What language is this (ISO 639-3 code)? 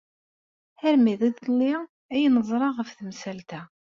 kab